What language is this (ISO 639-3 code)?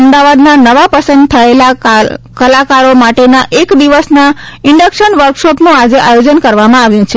guj